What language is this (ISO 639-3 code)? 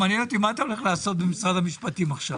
heb